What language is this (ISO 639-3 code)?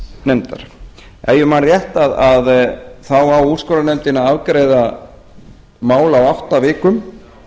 isl